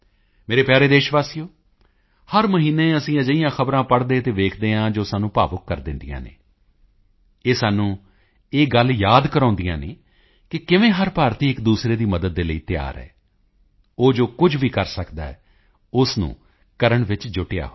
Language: Punjabi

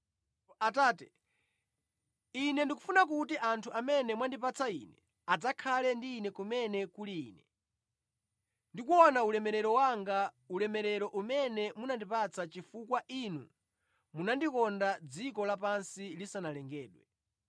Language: Nyanja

